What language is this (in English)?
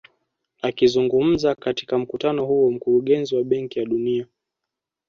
Swahili